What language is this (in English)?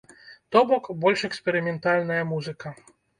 Belarusian